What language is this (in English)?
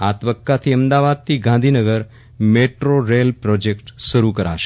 Gujarati